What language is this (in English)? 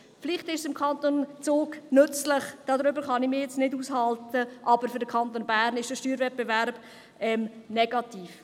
Swiss German